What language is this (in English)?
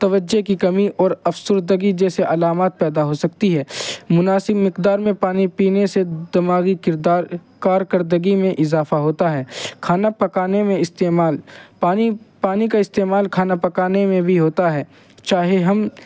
Urdu